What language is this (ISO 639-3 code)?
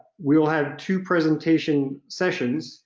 eng